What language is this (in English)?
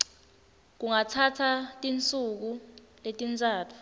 Swati